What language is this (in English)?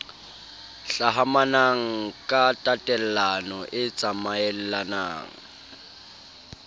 Southern Sotho